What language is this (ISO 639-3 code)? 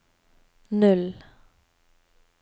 nor